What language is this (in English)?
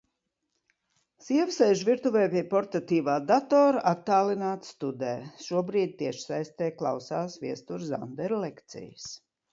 Latvian